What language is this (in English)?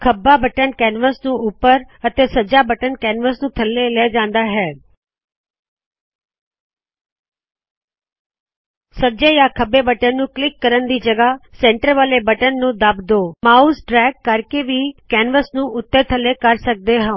Punjabi